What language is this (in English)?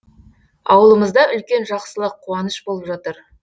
Kazakh